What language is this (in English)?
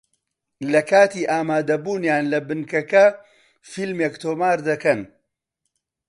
Central Kurdish